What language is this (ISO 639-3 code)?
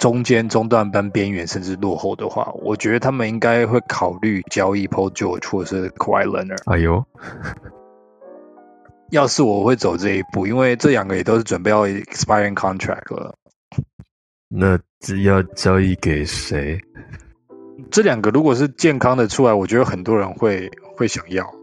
zho